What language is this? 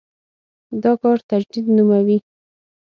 Pashto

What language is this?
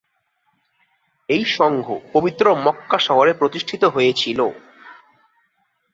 Bangla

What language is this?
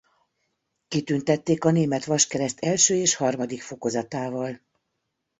Hungarian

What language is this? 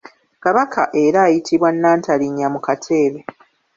Ganda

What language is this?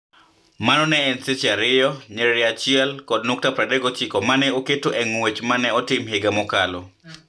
Luo (Kenya and Tanzania)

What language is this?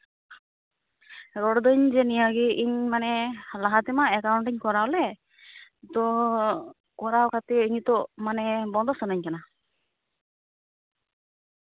Santali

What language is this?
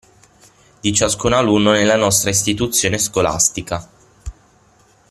Italian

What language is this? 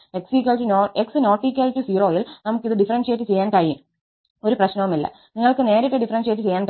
Malayalam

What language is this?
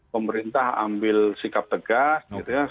Indonesian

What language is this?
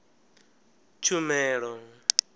Venda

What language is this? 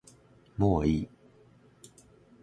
Japanese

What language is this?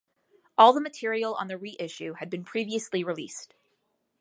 English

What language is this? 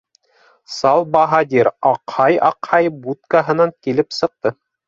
Bashkir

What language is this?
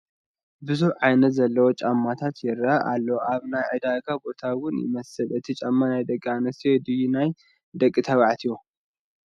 Tigrinya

